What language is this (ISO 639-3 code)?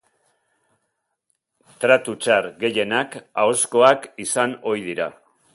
eus